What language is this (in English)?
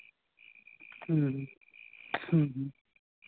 Santali